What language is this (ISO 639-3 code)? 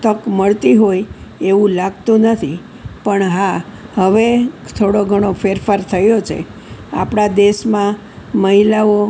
guj